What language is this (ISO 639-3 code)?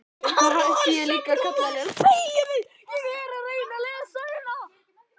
isl